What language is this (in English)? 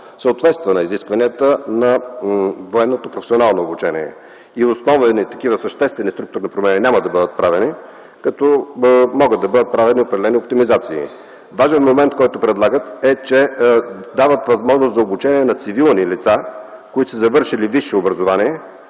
Bulgarian